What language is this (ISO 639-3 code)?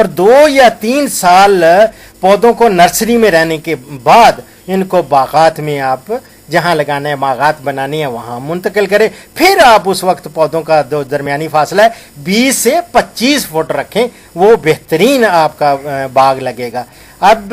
ara